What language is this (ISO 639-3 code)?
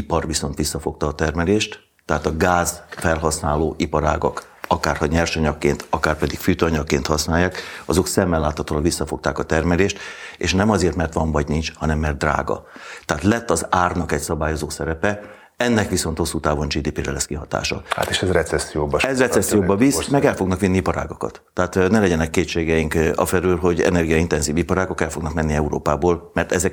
hun